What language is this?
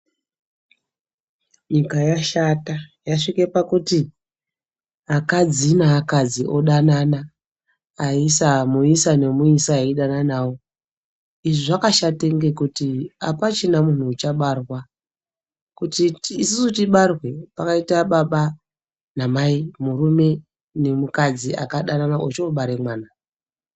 Ndau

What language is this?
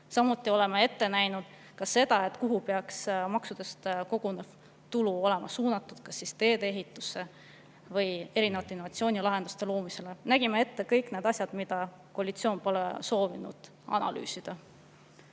Estonian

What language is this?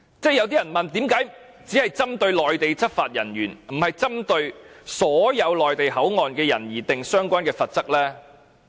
Cantonese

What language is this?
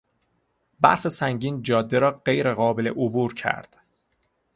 Persian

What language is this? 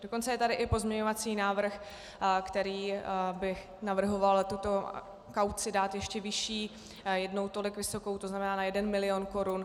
Czech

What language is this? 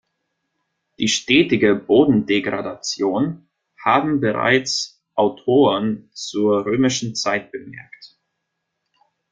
German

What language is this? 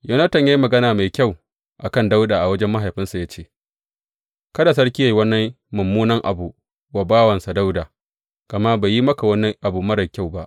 Hausa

